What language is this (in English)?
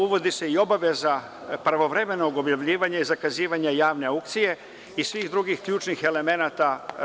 Serbian